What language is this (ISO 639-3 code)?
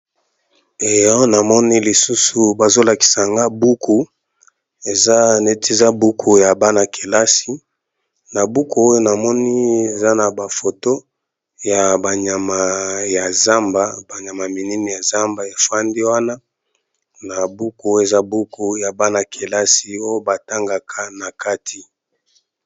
lin